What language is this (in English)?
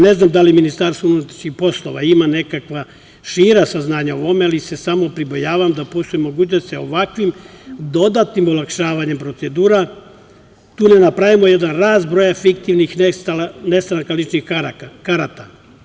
Serbian